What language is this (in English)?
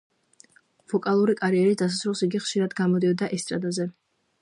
Georgian